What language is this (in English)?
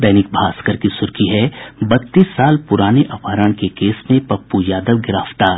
Hindi